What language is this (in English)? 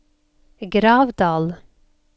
Norwegian